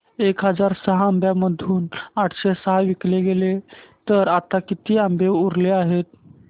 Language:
Marathi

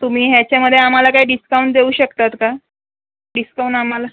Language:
Marathi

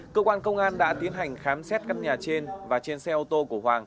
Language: Vietnamese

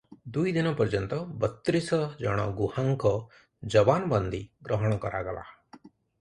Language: Odia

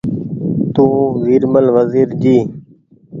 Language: Goaria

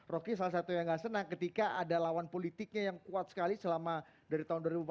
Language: Indonesian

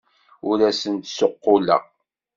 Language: Kabyle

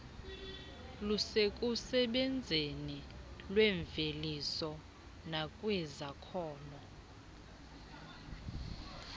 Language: Xhosa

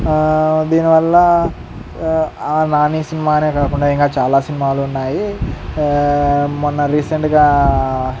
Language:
Telugu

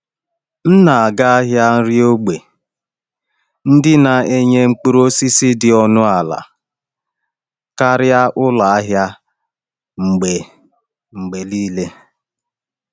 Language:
Igbo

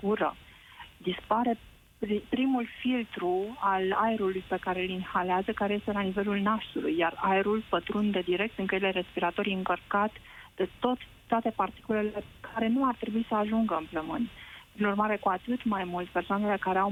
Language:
Romanian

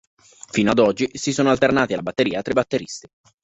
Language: Italian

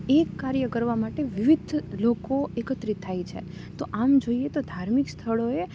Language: Gujarati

